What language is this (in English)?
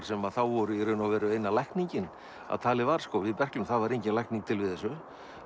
Icelandic